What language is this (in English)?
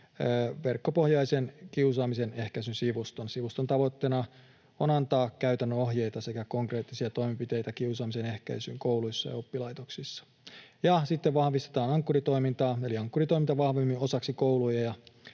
Finnish